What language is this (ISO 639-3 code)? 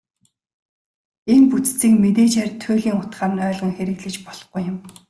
mon